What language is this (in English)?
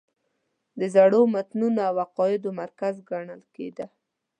Pashto